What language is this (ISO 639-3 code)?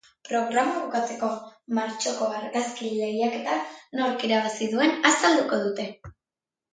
eus